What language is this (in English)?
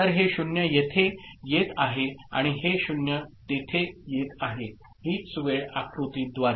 Marathi